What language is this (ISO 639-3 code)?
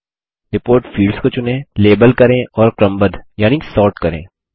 hin